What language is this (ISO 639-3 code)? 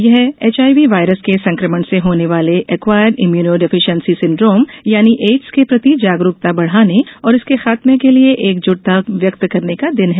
hin